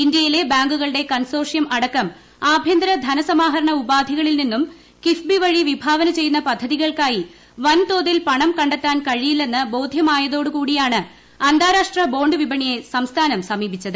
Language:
Malayalam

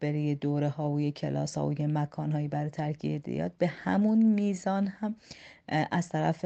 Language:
Persian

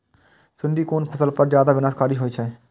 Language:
Maithili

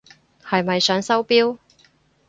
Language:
Cantonese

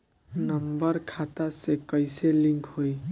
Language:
Bhojpuri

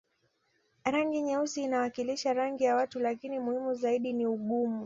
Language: Swahili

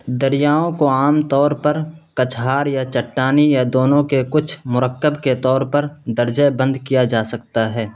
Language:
Urdu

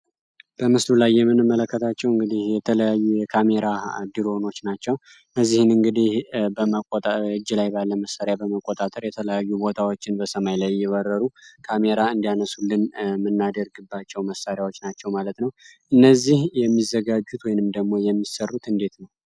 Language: Amharic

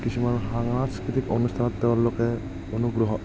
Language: Assamese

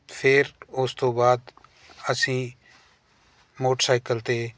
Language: Punjabi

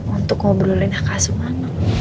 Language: Indonesian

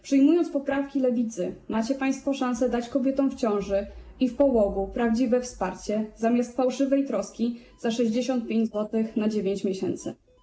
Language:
Polish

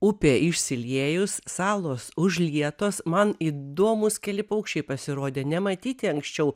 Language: Lithuanian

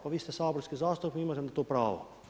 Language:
Croatian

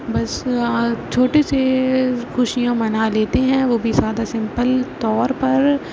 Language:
Urdu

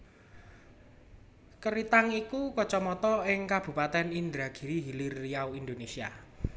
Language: Javanese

